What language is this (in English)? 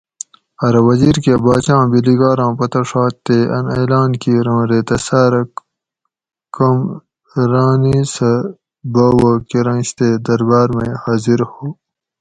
Gawri